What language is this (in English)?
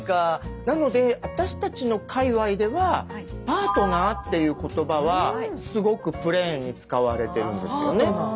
Japanese